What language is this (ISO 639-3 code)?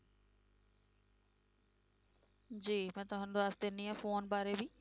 pan